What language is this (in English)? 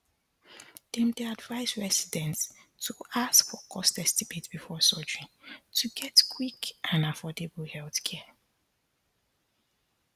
Nigerian Pidgin